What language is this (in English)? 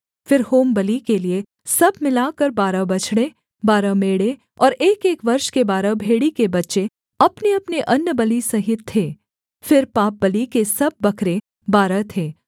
Hindi